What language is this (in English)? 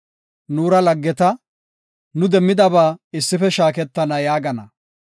Gofa